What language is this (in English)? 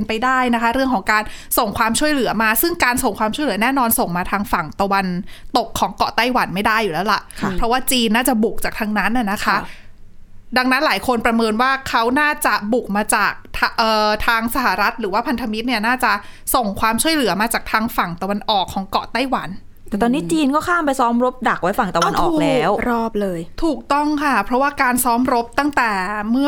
Thai